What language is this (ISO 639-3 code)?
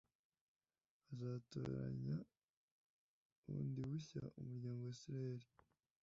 kin